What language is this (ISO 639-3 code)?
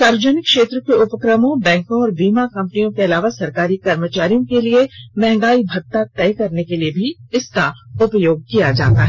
hin